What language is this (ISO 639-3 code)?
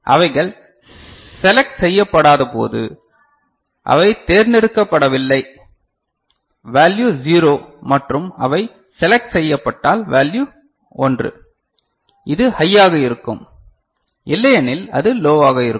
tam